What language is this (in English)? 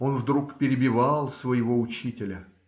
Russian